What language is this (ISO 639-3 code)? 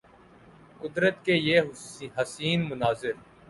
urd